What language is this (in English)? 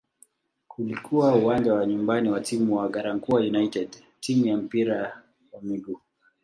Swahili